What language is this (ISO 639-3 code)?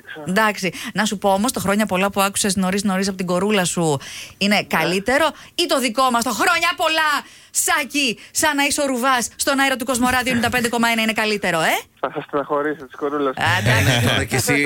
ell